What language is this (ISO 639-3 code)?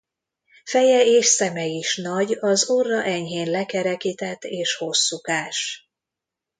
hun